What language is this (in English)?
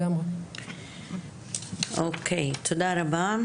Hebrew